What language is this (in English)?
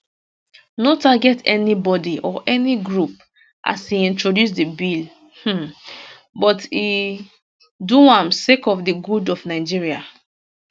Nigerian Pidgin